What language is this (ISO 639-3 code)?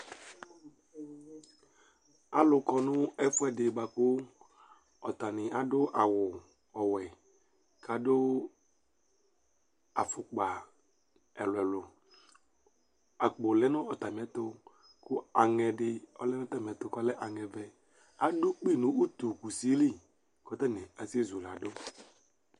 kpo